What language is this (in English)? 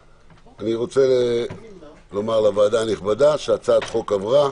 Hebrew